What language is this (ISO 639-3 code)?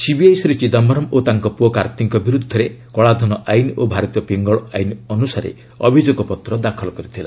ori